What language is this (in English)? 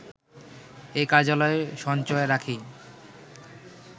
Bangla